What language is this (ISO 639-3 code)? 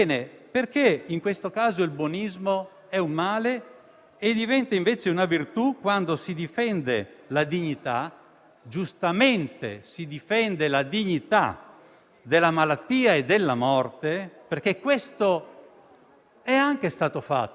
ita